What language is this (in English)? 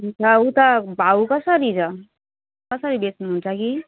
Nepali